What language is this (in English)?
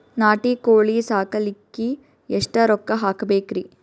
Kannada